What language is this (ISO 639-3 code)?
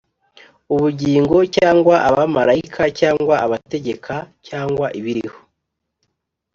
kin